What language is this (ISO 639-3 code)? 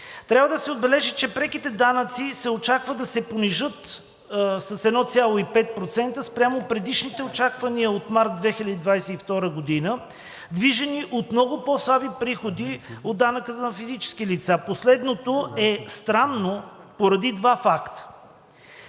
bul